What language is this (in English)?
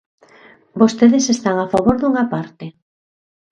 Galician